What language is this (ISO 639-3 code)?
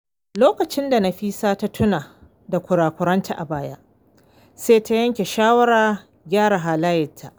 hau